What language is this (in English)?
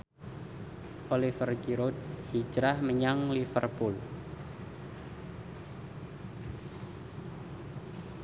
Javanese